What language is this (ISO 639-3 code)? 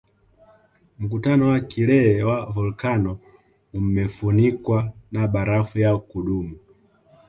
swa